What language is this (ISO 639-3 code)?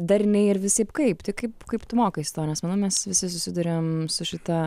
lit